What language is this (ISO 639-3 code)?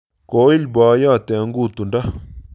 kln